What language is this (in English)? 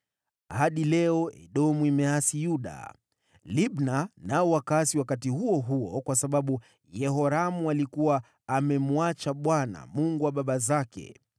Swahili